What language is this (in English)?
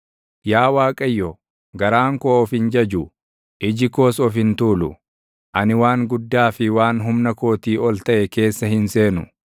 Oromo